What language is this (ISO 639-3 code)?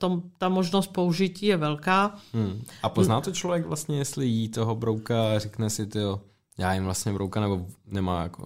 ces